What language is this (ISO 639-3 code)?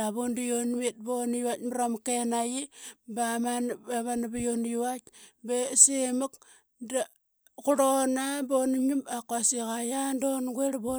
byx